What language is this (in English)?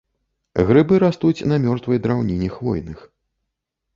Belarusian